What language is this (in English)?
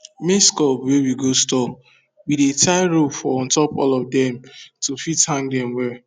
Nigerian Pidgin